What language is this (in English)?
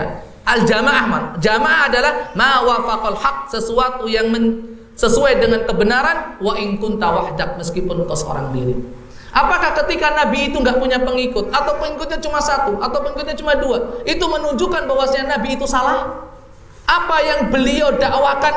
Indonesian